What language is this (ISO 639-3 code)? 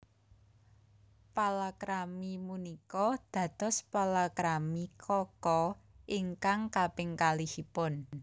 jav